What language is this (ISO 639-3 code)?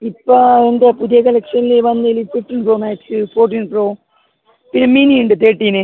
mal